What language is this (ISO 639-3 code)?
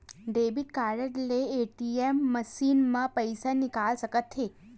hne